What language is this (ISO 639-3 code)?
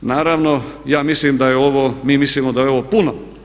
hrv